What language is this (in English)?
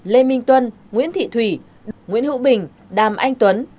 Vietnamese